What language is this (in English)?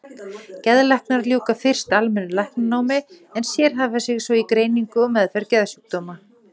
Icelandic